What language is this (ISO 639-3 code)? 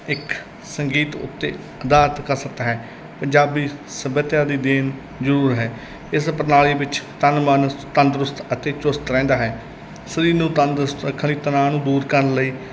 pan